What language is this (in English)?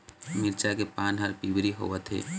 Chhattisgarhi